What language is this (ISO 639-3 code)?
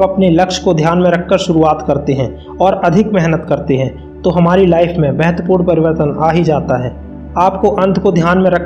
hin